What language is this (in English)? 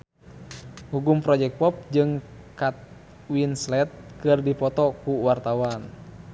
Sundanese